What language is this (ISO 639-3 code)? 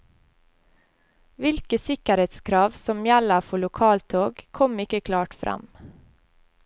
nor